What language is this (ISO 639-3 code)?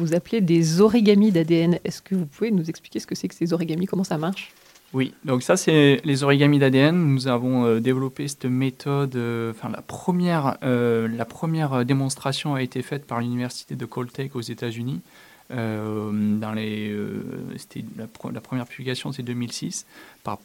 fra